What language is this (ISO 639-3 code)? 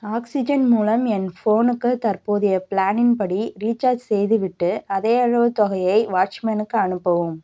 tam